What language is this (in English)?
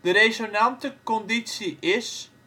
Dutch